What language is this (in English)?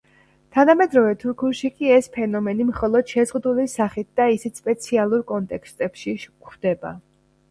Georgian